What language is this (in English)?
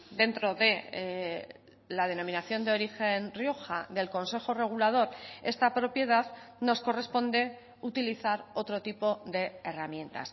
Spanish